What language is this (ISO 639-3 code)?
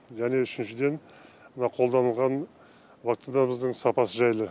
kaz